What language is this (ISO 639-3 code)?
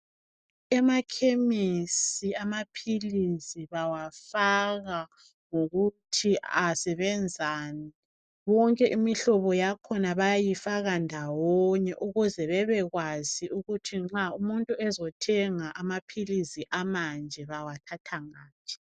nde